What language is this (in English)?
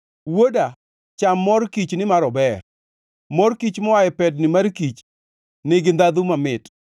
Luo (Kenya and Tanzania)